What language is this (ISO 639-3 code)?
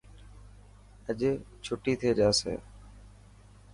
mki